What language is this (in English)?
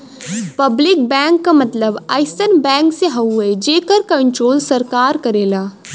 Bhojpuri